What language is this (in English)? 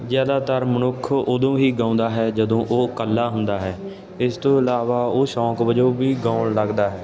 Punjabi